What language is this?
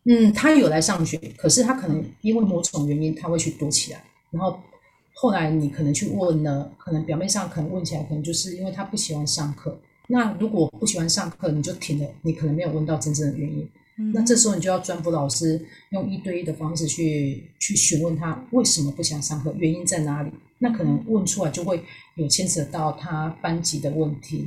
Chinese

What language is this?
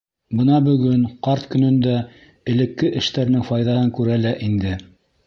Bashkir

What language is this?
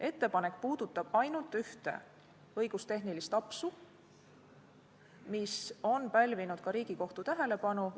Estonian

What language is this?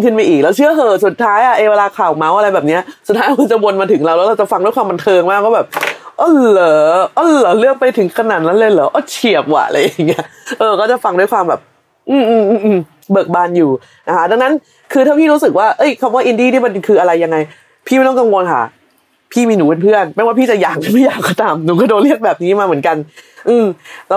Thai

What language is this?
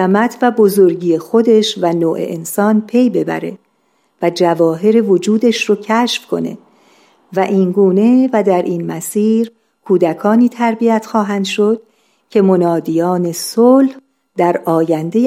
Persian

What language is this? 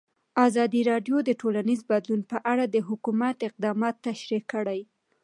Pashto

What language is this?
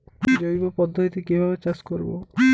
Bangla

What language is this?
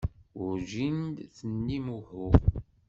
Kabyle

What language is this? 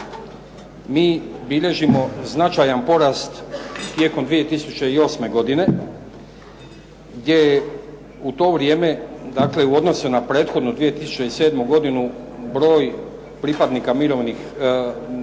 Croatian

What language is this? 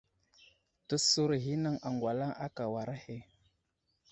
Wuzlam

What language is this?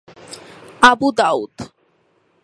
Bangla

